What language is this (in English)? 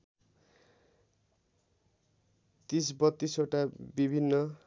Nepali